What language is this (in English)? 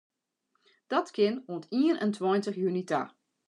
Western Frisian